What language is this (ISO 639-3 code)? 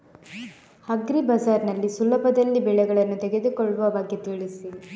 kan